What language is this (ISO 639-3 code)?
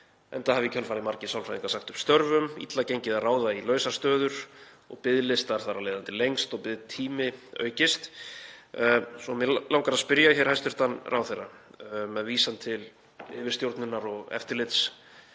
isl